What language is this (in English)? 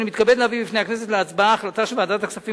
Hebrew